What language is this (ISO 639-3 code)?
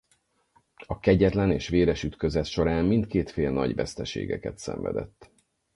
hun